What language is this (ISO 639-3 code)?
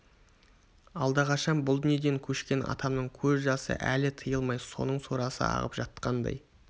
kaz